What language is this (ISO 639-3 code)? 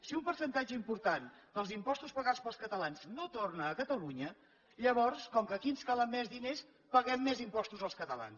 cat